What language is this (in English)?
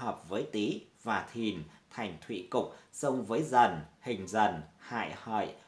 Vietnamese